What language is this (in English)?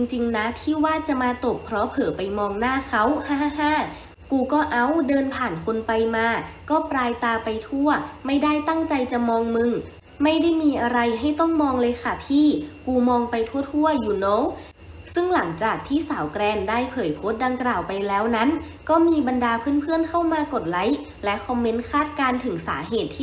Thai